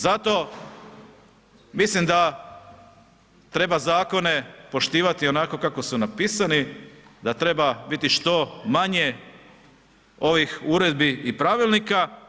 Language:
Croatian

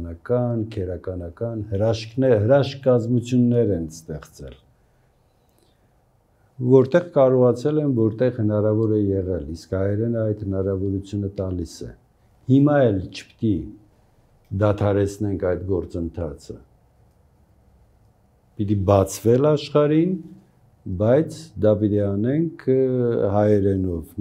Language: Romanian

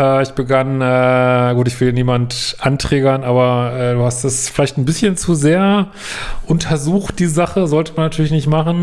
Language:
German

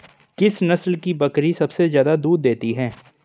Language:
Hindi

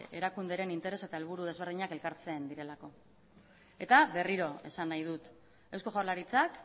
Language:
Basque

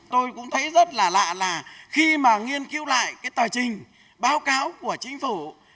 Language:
Vietnamese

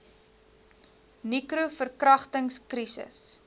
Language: Afrikaans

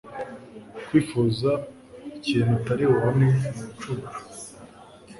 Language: Kinyarwanda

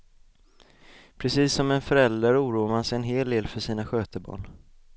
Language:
Swedish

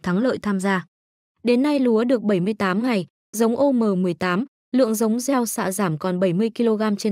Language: Vietnamese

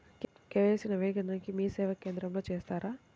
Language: Telugu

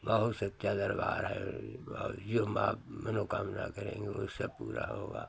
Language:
Hindi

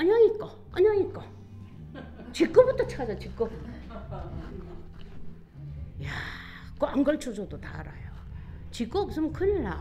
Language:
Korean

